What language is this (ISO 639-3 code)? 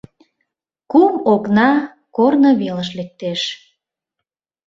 chm